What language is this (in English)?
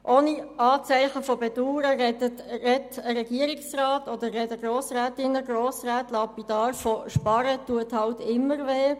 Swiss German